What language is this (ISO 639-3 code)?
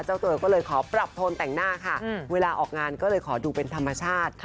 tha